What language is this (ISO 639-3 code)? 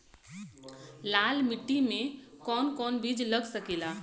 bho